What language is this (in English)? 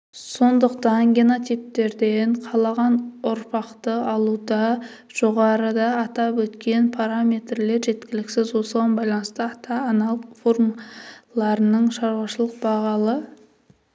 Kazakh